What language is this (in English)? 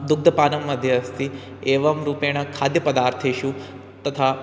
Sanskrit